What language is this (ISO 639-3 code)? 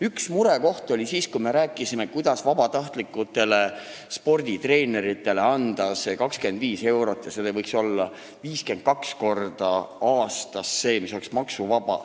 est